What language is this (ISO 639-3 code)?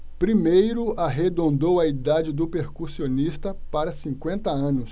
por